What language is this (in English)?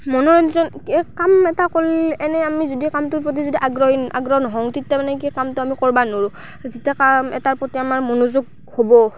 Assamese